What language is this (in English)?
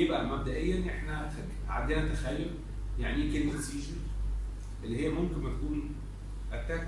Arabic